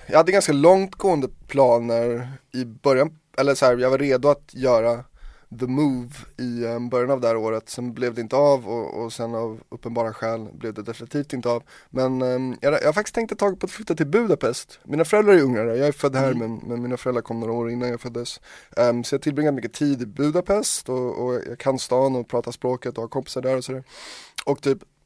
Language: Swedish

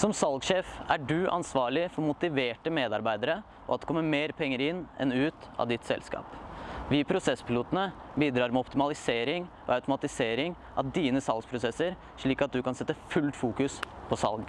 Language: Norwegian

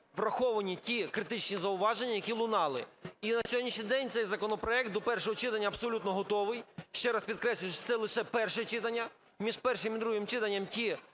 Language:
Ukrainian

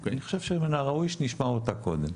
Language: Hebrew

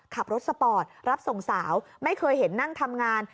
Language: Thai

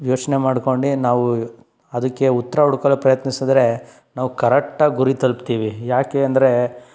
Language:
Kannada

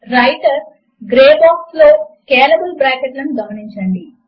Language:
Telugu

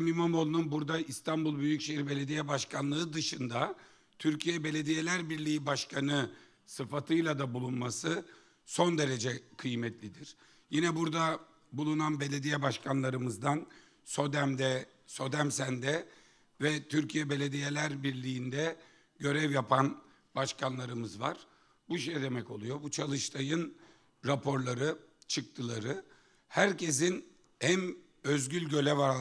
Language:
Turkish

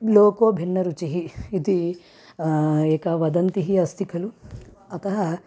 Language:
Sanskrit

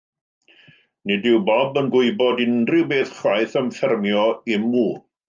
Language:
Welsh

